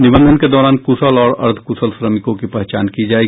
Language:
Hindi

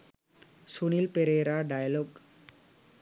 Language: Sinhala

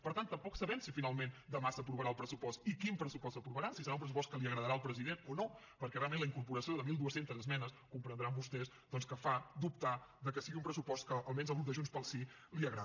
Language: Catalan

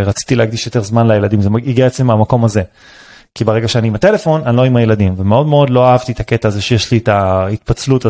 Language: Hebrew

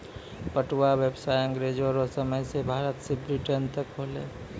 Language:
Maithili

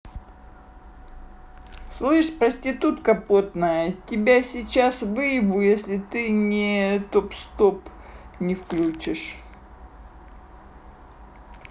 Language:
Russian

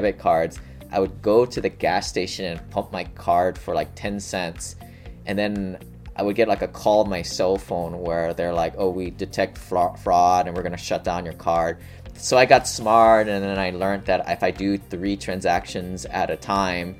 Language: English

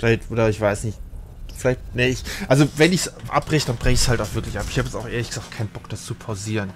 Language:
German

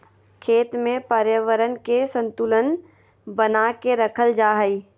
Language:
Magahi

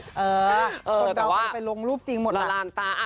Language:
Thai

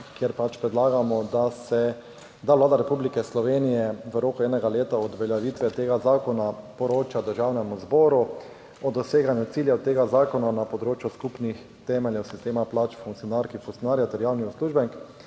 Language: Slovenian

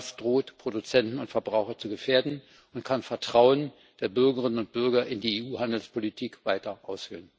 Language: German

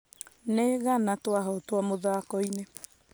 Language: Kikuyu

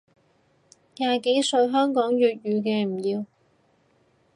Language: Cantonese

